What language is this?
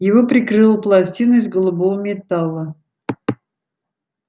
Russian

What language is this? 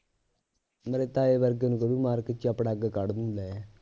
Punjabi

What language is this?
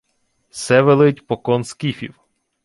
Ukrainian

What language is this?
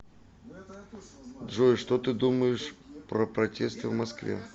Russian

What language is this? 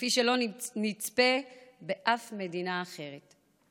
Hebrew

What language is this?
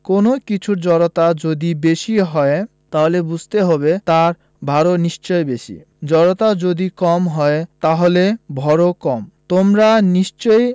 Bangla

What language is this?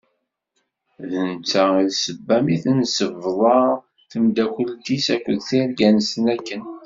Kabyle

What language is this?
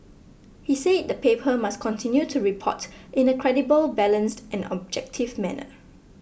English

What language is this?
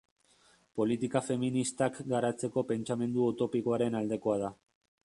Basque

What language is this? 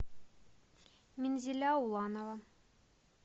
Russian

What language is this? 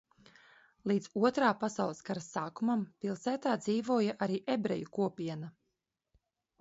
Latvian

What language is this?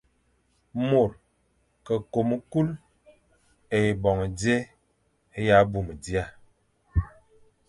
Fang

